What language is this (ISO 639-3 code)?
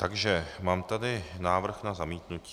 ces